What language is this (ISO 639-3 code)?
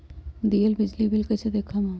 mag